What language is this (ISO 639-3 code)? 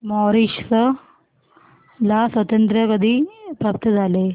mar